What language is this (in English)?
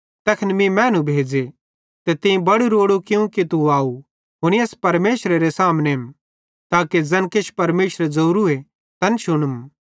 Bhadrawahi